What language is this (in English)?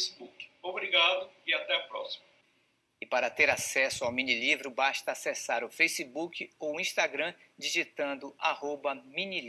Portuguese